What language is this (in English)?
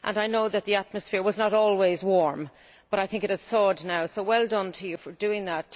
English